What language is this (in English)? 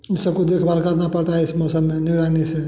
Hindi